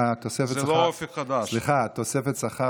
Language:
Hebrew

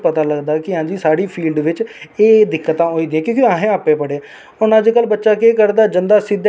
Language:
Dogri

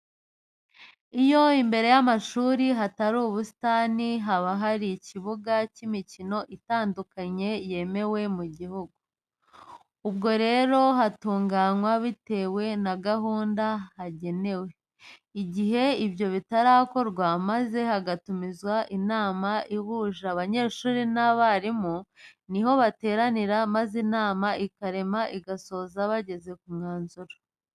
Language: Kinyarwanda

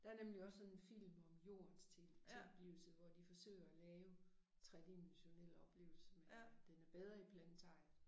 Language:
Danish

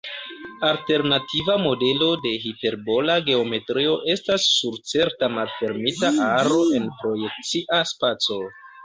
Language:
Esperanto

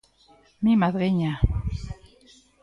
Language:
Galician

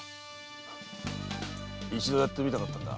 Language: Japanese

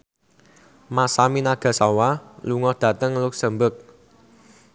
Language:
Javanese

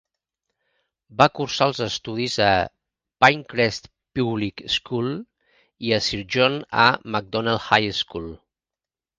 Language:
Catalan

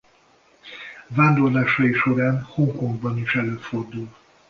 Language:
Hungarian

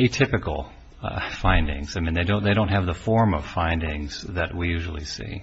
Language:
English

